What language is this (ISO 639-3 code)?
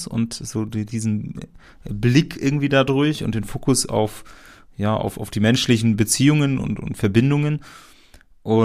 deu